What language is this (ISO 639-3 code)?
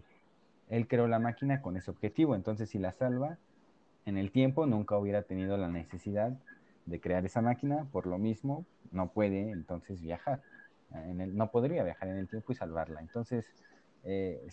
spa